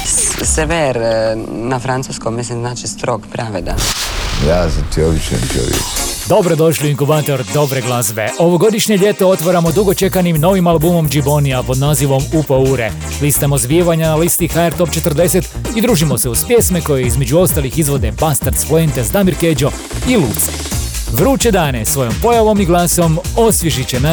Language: Croatian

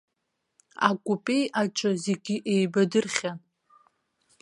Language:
Abkhazian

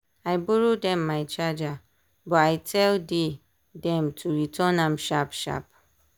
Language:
Nigerian Pidgin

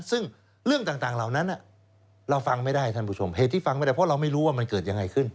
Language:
Thai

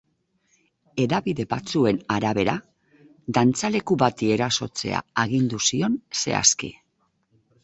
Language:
Basque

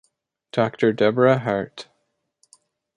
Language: English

